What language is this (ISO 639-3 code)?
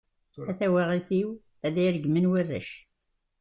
kab